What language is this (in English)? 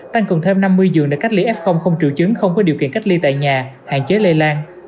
Vietnamese